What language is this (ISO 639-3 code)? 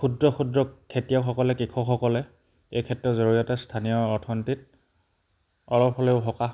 asm